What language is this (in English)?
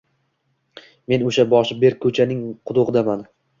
Uzbek